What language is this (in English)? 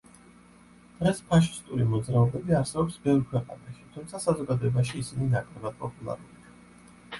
Georgian